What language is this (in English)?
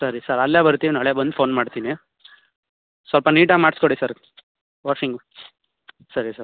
Kannada